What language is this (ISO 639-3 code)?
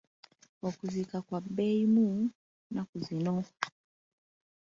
lug